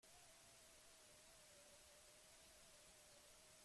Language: Basque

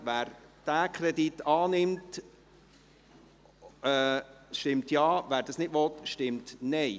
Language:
Swiss German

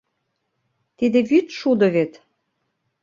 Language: Mari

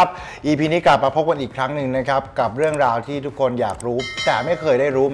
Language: Thai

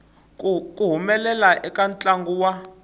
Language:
Tsonga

